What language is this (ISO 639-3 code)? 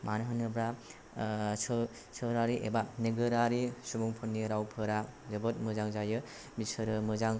brx